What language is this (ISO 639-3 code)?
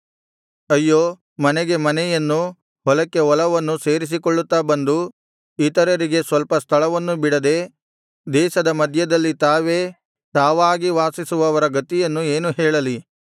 kan